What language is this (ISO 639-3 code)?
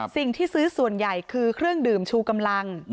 tha